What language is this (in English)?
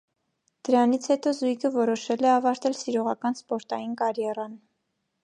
Armenian